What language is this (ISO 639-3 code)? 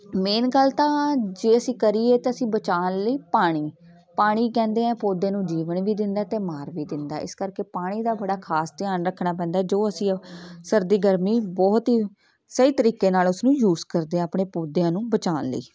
pan